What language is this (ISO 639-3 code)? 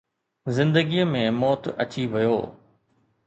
snd